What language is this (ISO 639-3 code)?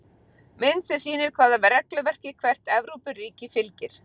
isl